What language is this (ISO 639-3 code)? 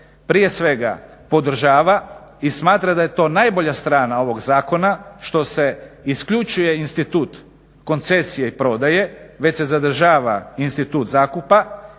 hrv